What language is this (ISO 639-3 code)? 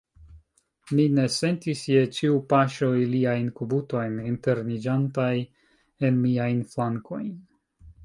epo